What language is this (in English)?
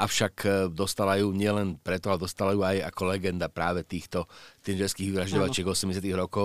Slovak